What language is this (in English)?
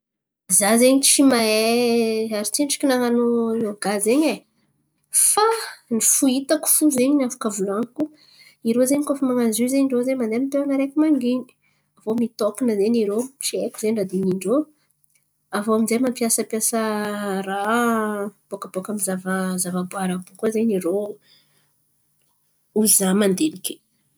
Antankarana Malagasy